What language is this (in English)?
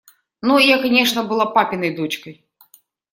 Russian